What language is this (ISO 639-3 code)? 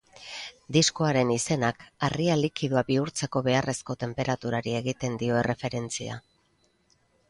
eus